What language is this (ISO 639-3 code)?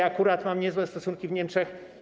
pol